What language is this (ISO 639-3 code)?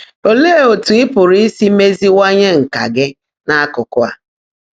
ibo